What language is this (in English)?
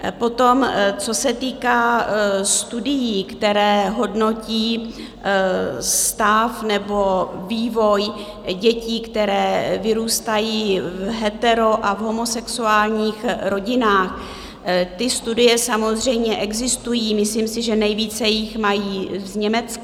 Czech